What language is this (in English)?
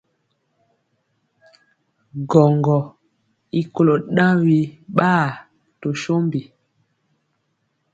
Mpiemo